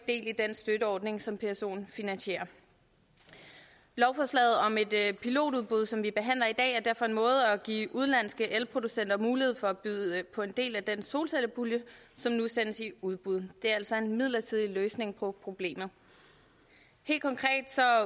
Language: Danish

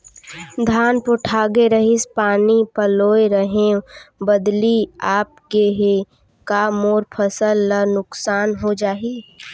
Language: Chhattisgarhi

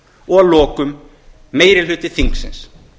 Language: Icelandic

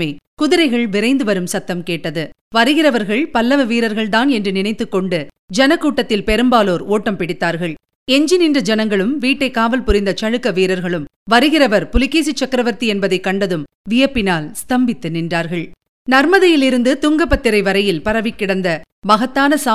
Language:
Tamil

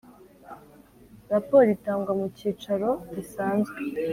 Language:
Kinyarwanda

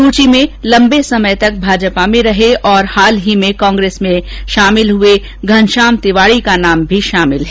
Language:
Hindi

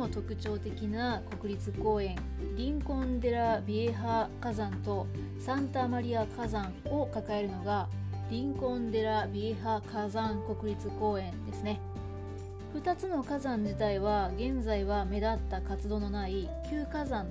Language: Japanese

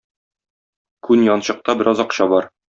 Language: Tatar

